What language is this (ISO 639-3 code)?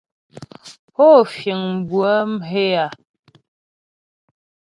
bbj